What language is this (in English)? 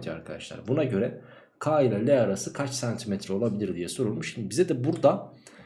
Turkish